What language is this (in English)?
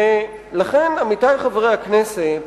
Hebrew